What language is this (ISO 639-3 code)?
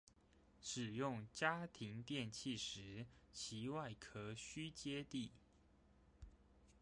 zho